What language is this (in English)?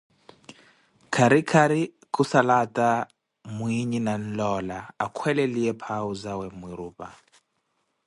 Koti